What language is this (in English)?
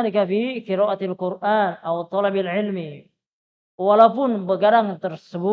Indonesian